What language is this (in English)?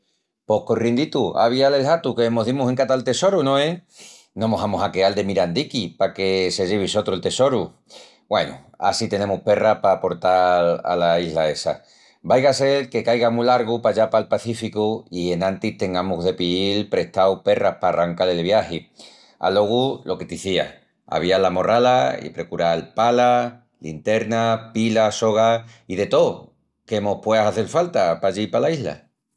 Extremaduran